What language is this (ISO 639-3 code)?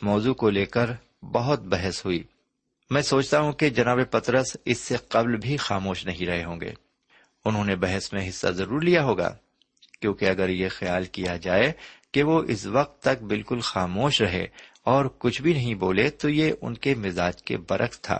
urd